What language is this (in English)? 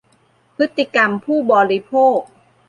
Thai